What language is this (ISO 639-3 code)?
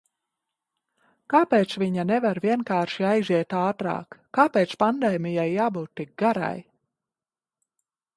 lav